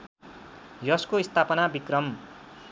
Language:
Nepali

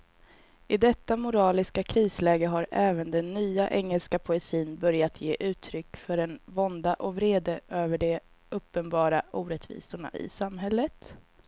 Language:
Swedish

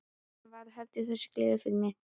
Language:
Icelandic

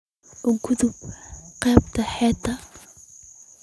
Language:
Somali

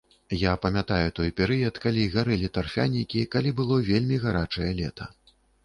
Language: Belarusian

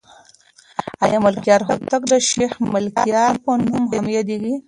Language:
Pashto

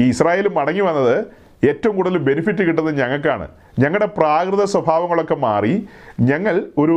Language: Malayalam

